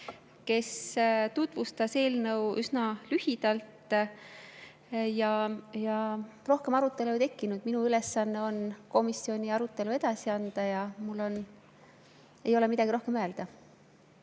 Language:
Estonian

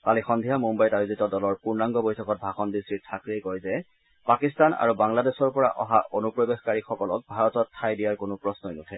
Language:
Assamese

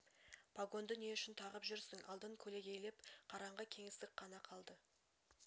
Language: Kazakh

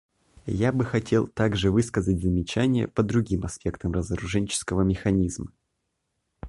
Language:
Russian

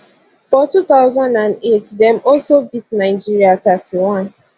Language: Nigerian Pidgin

